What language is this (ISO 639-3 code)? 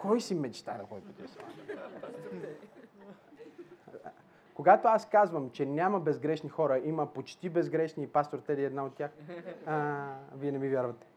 bul